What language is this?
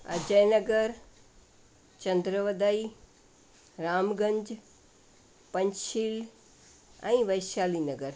Sindhi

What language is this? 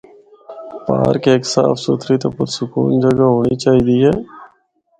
Northern Hindko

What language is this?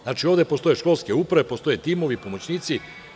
Serbian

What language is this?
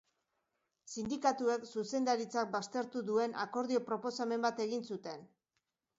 Basque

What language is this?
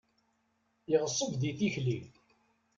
Kabyle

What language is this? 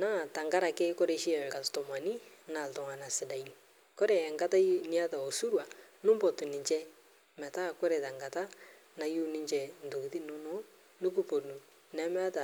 Masai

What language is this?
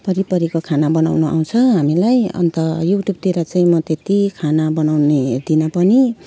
Nepali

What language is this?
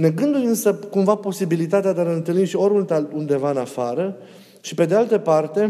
Romanian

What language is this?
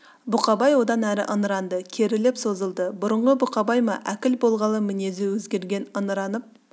Kazakh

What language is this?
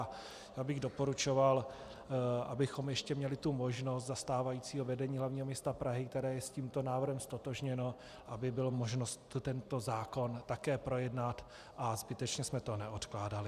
Czech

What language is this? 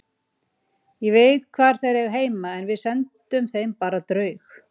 Icelandic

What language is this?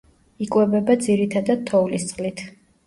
Georgian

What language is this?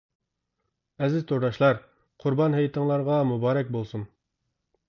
Uyghur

